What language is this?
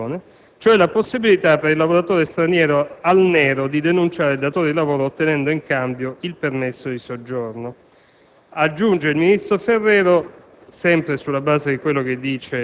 Italian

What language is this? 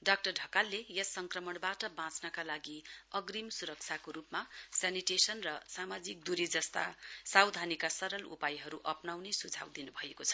Nepali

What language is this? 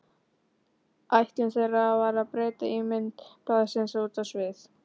Icelandic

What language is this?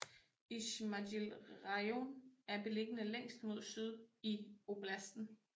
Danish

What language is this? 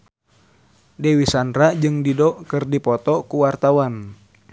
Sundanese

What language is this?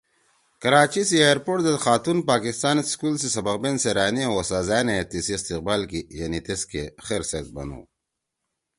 Torwali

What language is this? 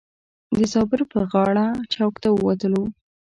Pashto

